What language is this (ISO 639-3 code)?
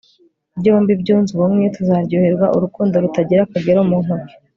kin